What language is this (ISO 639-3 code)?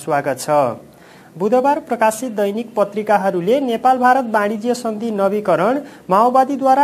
hin